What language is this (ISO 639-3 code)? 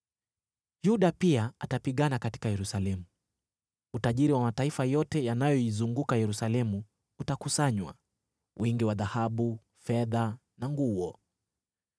swa